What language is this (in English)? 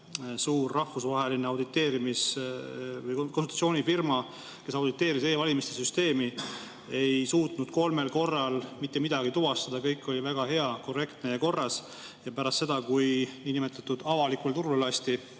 Estonian